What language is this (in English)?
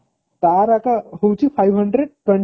Odia